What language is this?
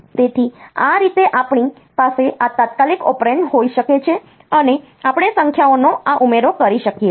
Gujarati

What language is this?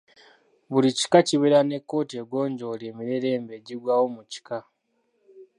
Ganda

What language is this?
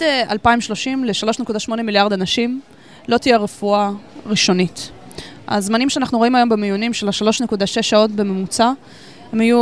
Hebrew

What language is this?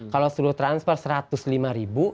Indonesian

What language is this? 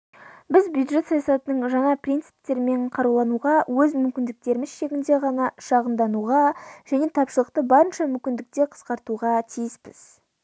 Kazakh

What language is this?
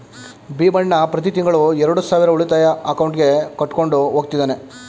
Kannada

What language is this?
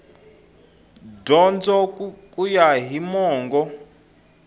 Tsonga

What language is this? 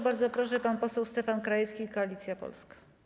Polish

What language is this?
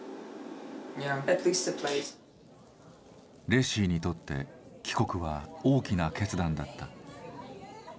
Japanese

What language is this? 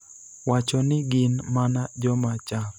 Luo (Kenya and Tanzania)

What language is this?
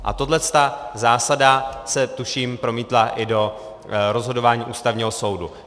Czech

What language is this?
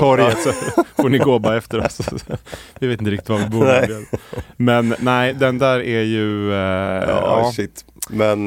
Swedish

